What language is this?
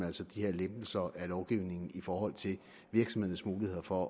Danish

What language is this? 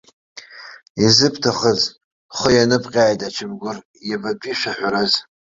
Abkhazian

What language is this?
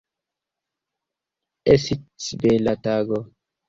Esperanto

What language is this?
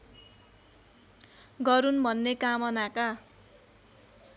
Nepali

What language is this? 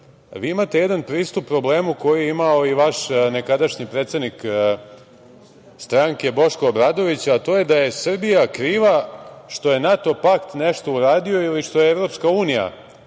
Serbian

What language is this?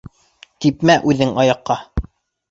Bashkir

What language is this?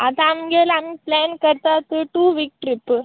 Konkani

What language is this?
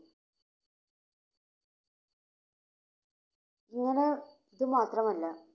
Malayalam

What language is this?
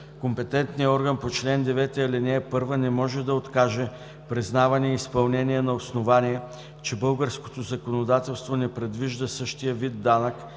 Bulgarian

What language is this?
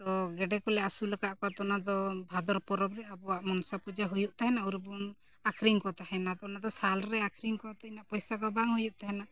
Santali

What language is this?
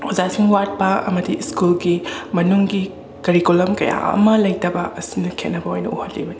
Manipuri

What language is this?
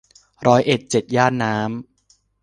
Thai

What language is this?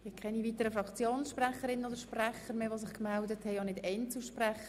Swiss German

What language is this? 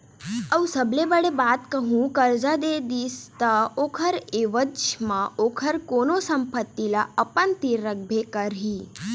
Chhattisgarhi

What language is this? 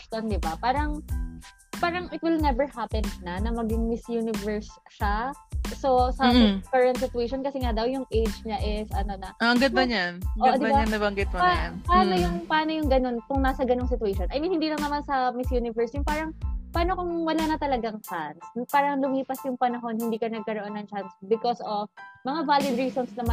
Filipino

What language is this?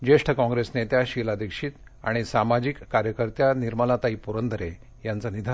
Marathi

